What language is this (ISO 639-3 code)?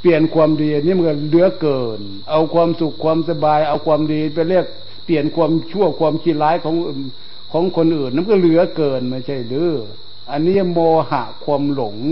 tha